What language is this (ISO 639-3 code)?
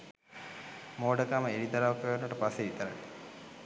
sin